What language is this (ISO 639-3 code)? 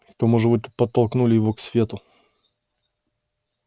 rus